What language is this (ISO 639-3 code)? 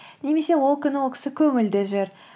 kaz